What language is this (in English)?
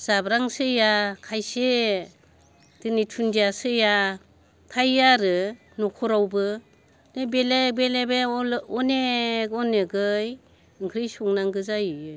Bodo